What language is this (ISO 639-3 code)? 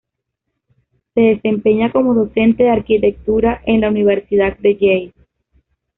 spa